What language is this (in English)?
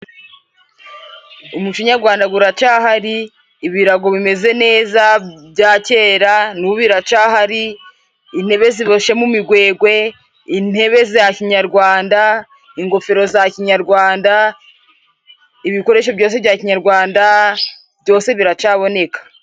Kinyarwanda